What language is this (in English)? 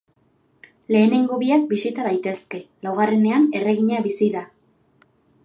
Basque